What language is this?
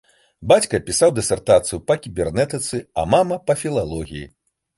Belarusian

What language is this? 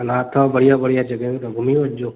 Sindhi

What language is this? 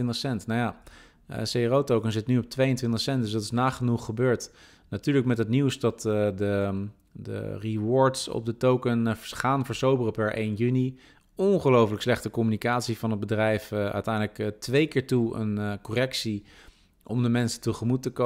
Dutch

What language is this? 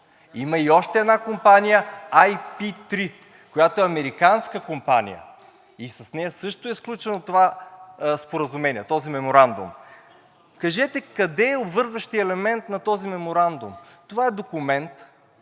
Bulgarian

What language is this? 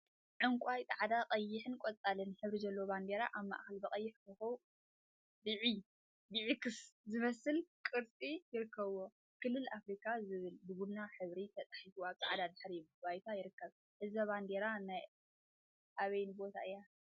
Tigrinya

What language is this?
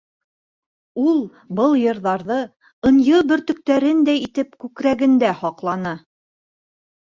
Bashkir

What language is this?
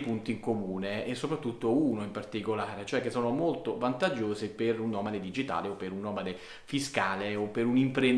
Italian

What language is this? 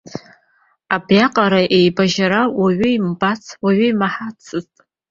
Abkhazian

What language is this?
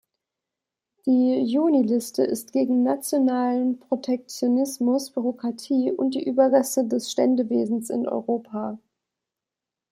German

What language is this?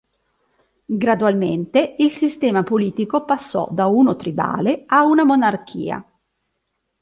Italian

